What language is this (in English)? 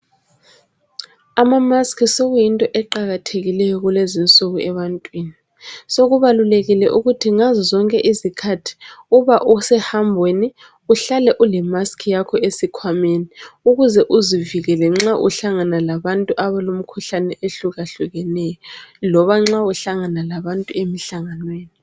North Ndebele